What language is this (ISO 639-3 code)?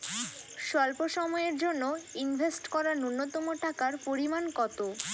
ben